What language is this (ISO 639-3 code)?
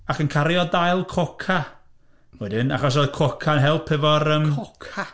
cym